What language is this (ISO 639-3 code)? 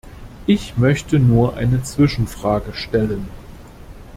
deu